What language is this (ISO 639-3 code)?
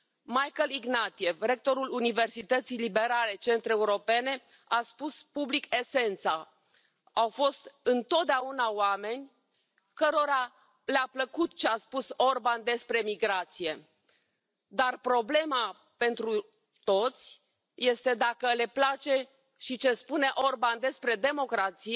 ron